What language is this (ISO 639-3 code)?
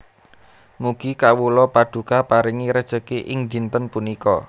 jav